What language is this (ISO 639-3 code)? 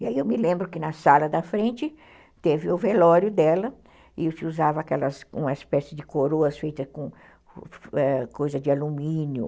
por